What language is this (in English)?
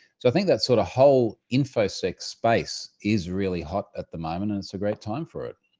English